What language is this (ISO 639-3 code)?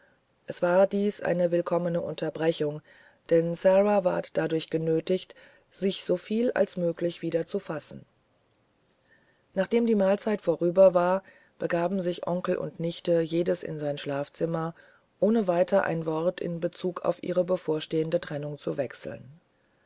deu